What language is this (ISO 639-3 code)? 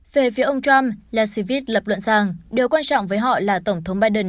vie